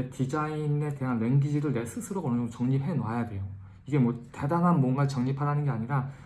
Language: Korean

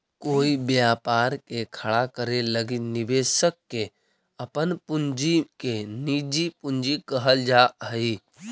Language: Magahi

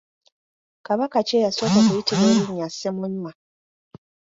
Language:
Ganda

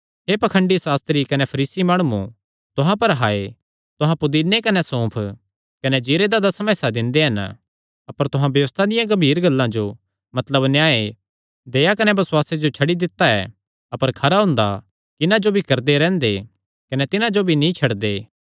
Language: Kangri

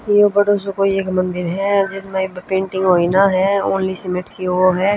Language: Haryanvi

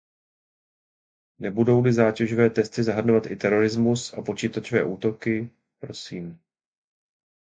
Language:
Czech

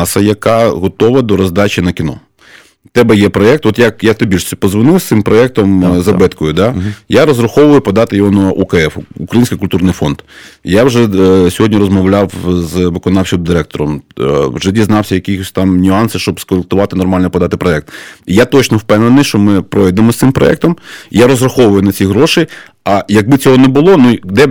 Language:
Ukrainian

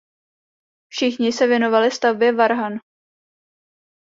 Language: Czech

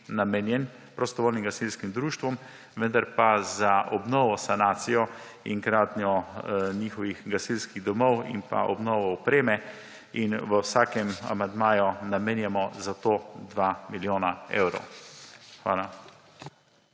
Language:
Slovenian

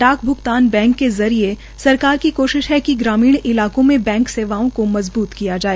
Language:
Hindi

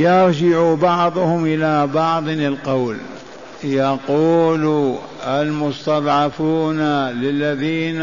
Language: Arabic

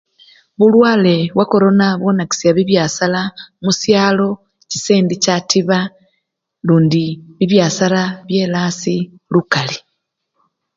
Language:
Luyia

